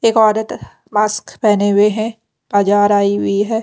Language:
Hindi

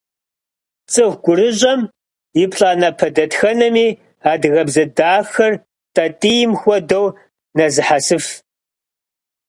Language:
Kabardian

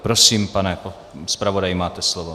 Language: Czech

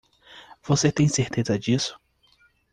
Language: Portuguese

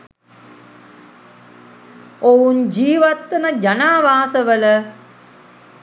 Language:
Sinhala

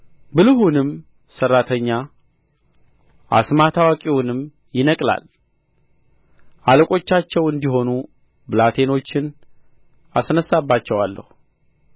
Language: Amharic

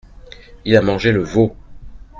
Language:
French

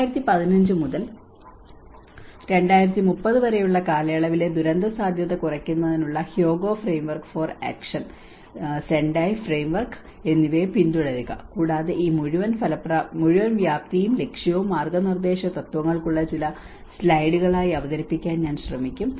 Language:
Malayalam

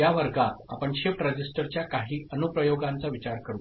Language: Marathi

